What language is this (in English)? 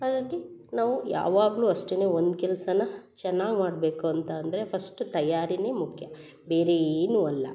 Kannada